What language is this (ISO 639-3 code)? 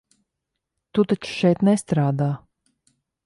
lav